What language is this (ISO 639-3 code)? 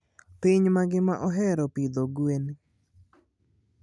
luo